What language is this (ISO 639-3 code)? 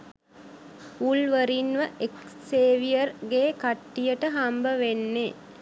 sin